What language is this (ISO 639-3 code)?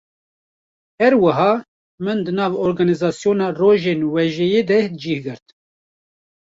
kur